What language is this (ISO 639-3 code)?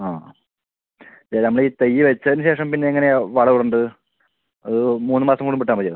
mal